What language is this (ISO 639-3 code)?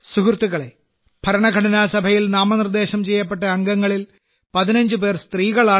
mal